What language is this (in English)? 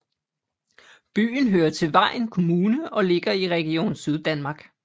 Danish